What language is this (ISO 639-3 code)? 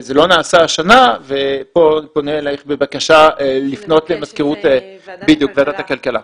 heb